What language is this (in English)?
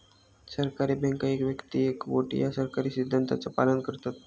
Marathi